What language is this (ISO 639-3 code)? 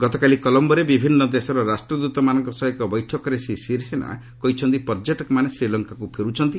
ori